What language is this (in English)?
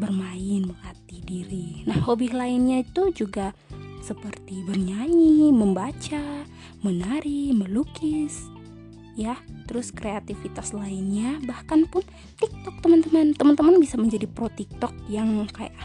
Indonesian